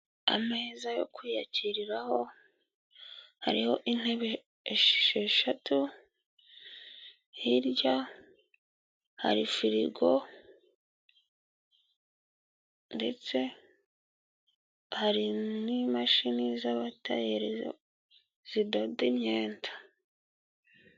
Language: Kinyarwanda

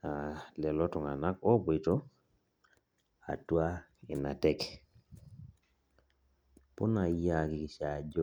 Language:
Masai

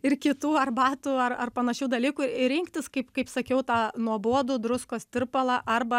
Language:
Lithuanian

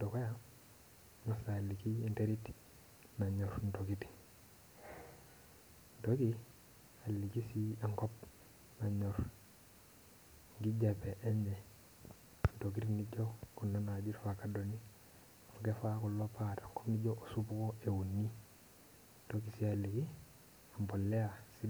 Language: Masai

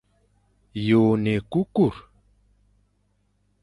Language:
Fang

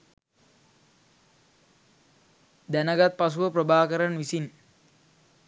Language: Sinhala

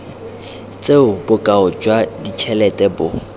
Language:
Tswana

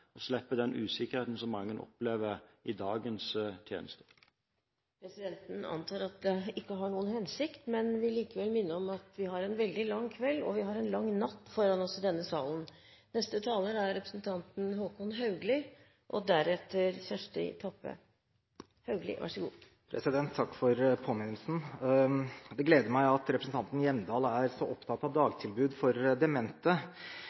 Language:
Norwegian Bokmål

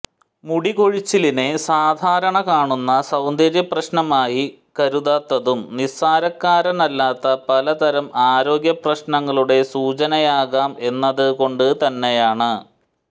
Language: Malayalam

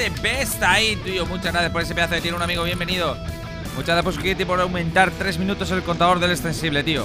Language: Spanish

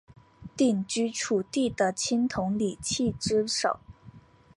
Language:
Chinese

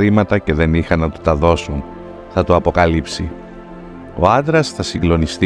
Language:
Greek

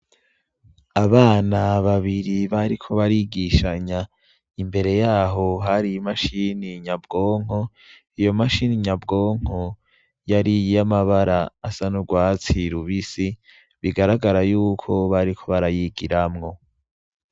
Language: Rundi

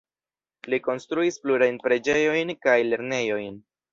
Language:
Esperanto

